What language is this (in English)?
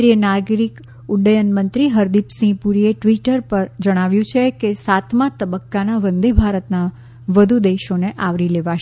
Gujarati